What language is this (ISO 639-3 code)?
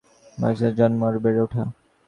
ben